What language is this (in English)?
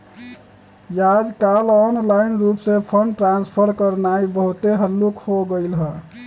Magahi